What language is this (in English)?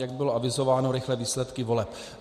Czech